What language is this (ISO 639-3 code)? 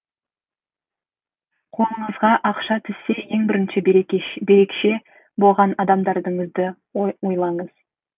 kaz